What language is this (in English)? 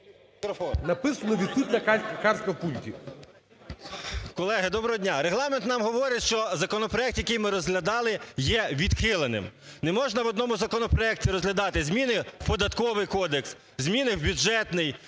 Ukrainian